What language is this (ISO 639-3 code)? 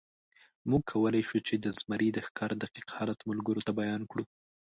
pus